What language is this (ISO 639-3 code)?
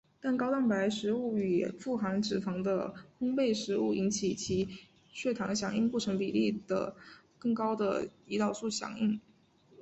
zho